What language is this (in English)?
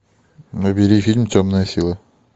Russian